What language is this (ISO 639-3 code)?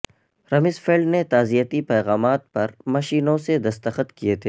urd